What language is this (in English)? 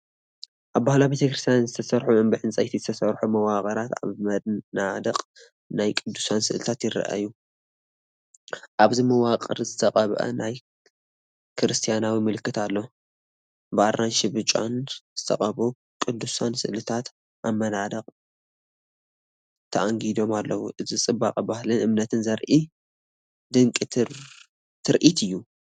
Tigrinya